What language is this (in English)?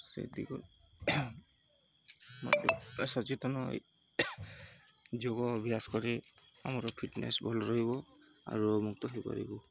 Odia